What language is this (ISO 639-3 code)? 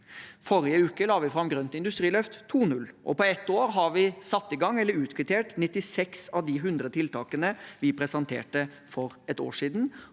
nor